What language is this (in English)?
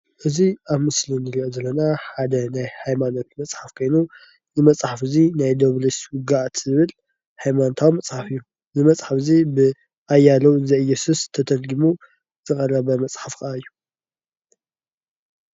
Tigrinya